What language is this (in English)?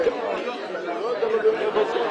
Hebrew